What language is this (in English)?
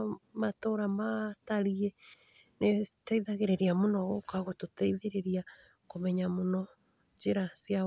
Kikuyu